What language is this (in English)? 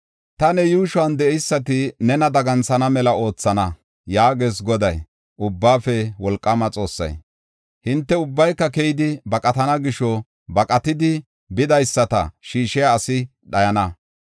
Gofa